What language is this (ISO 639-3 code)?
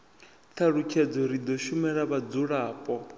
ven